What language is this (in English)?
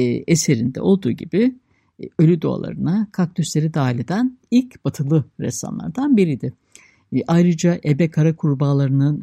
Turkish